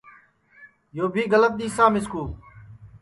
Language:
Sansi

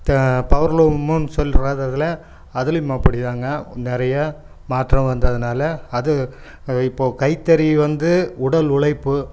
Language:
Tamil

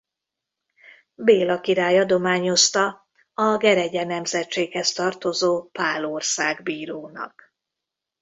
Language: Hungarian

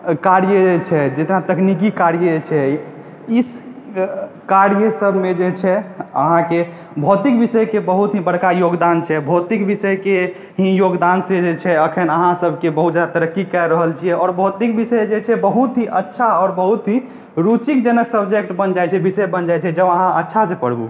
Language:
Maithili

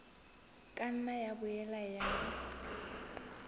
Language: Southern Sotho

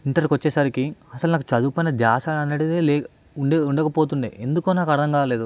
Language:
Telugu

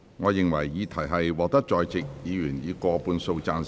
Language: Cantonese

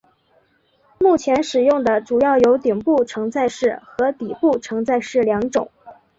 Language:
Chinese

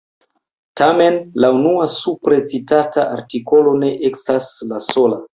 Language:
Esperanto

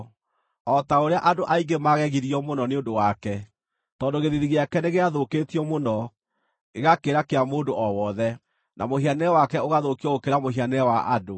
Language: Kikuyu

